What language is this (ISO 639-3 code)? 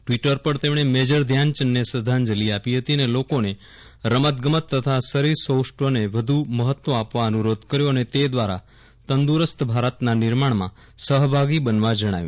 guj